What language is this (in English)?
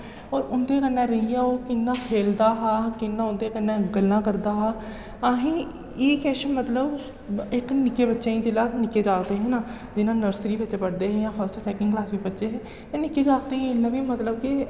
Dogri